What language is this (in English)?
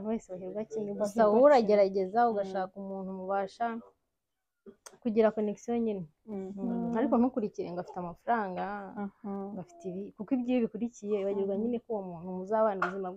Russian